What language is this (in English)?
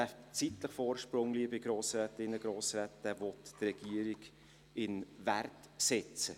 Swiss German